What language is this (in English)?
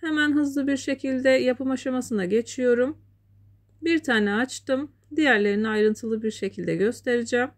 Turkish